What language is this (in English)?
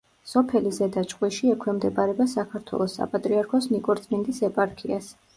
Georgian